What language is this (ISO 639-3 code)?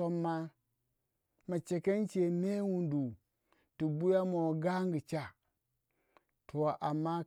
wja